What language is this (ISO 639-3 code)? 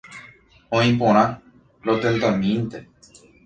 grn